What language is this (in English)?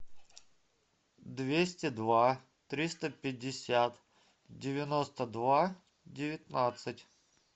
Russian